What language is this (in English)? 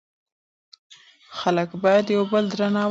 Pashto